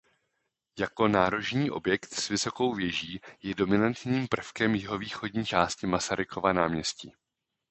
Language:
Czech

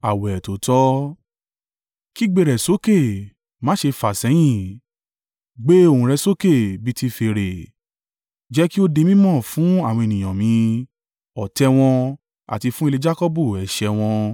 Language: Yoruba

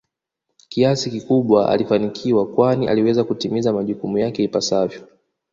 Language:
Swahili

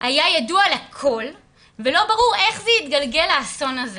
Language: Hebrew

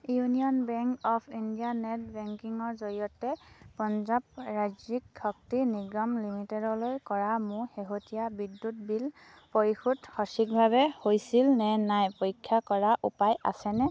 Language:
Assamese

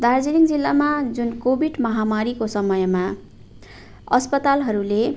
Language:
Nepali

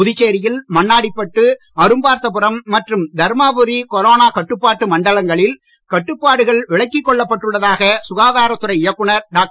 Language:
Tamil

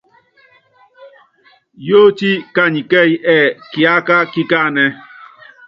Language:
Yangben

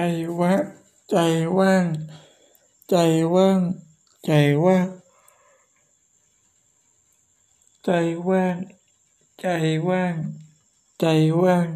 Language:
Thai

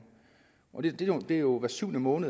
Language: Danish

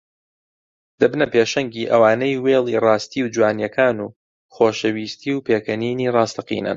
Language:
Central Kurdish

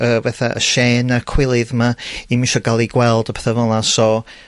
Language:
Welsh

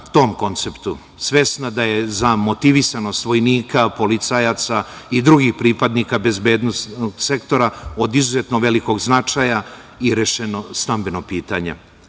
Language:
Serbian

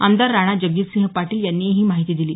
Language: Marathi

